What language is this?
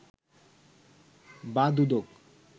Bangla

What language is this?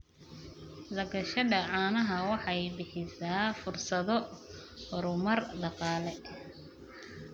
Somali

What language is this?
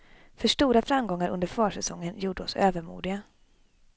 Swedish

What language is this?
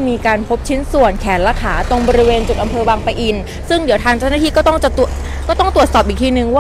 Thai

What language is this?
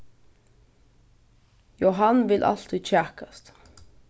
Faroese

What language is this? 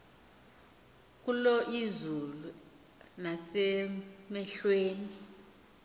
Xhosa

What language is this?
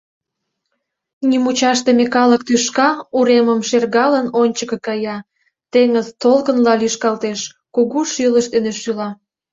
Mari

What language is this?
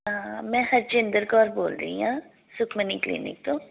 Punjabi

